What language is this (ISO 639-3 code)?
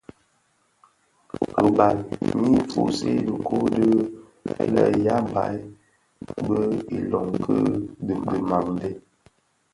ksf